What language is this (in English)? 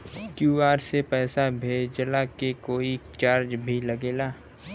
Bhojpuri